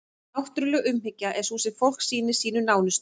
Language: Icelandic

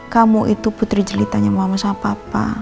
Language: Indonesian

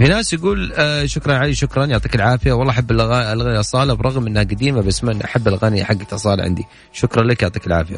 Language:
Arabic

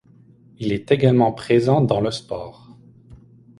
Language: French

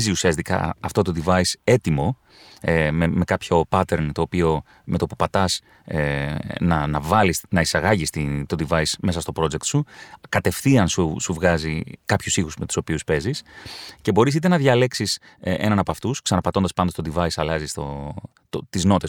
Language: Greek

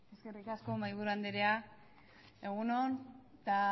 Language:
Basque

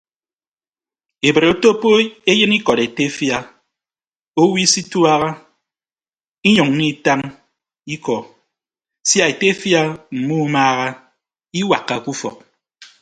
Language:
Ibibio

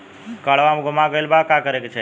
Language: Bhojpuri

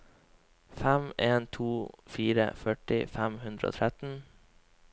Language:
Norwegian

